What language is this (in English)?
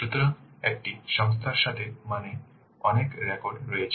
Bangla